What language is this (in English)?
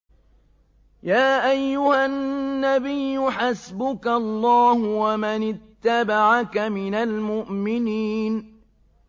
Arabic